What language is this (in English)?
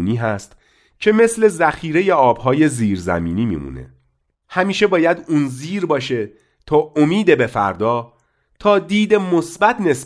Persian